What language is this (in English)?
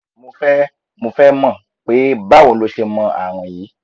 Yoruba